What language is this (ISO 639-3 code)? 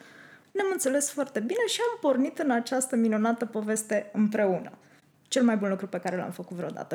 ron